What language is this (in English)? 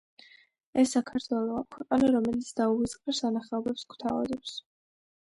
Georgian